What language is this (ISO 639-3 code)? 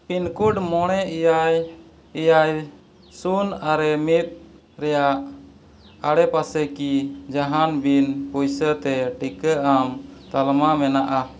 sat